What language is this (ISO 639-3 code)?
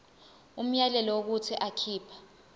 zul